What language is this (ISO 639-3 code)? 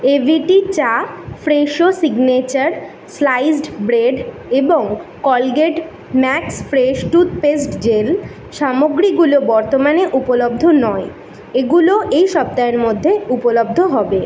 ben